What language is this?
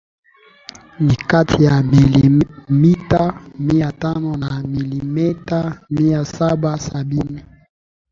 Swahili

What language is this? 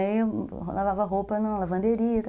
Portuguese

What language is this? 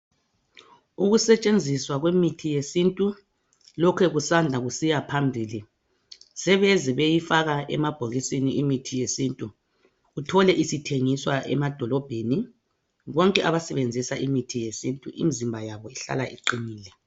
North Ndebele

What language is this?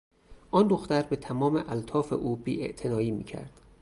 Persian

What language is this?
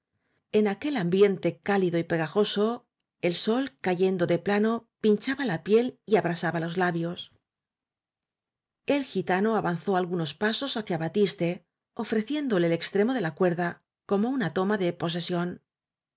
Spanish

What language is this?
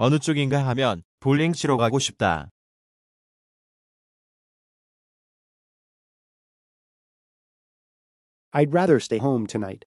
Korean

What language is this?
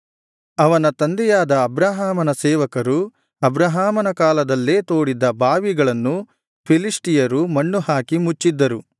Kannada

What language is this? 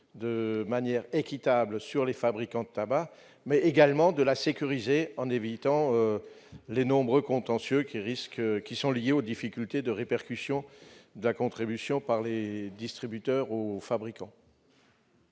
French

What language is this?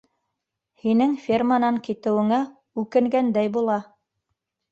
Bashkir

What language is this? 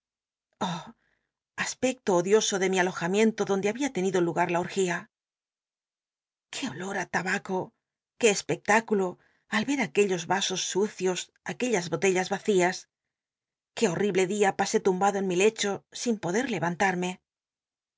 Spanish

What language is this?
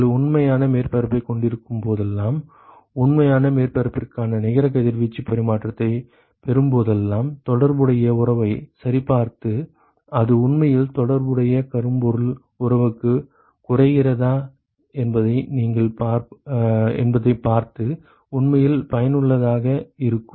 Tamil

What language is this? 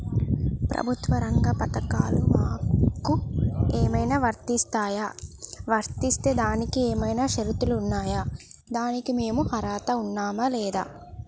Telugu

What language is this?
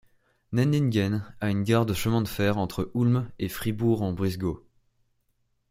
French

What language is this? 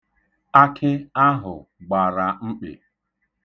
Igbo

